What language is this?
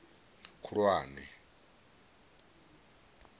Venda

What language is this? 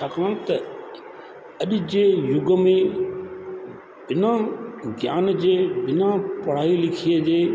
Sindhi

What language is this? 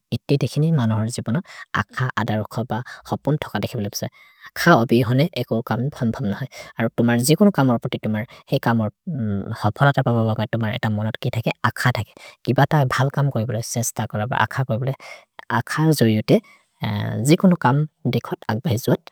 Maria (India)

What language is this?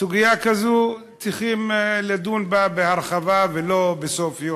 Hebrew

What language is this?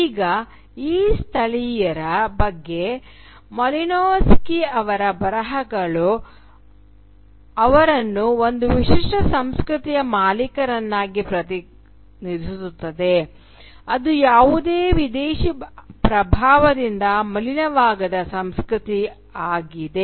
Kannada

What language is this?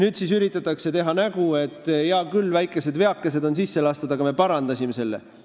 Estonian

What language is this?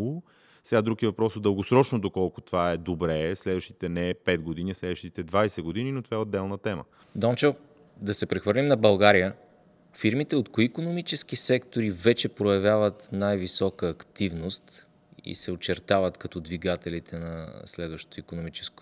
Bulgarian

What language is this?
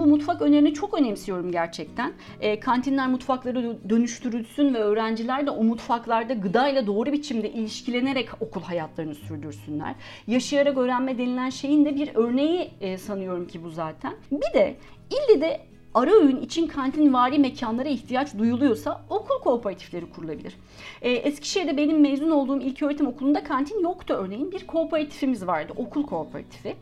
Turkish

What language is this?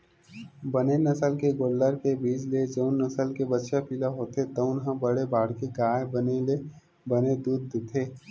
Chhattisgarhi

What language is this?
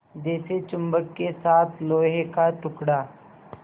Hindi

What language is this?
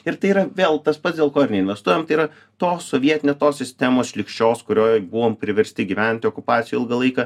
Lithuanian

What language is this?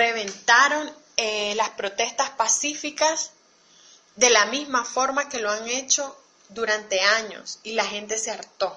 Spanish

